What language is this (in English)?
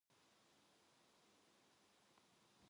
Korean